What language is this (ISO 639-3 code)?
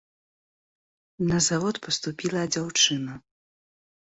bel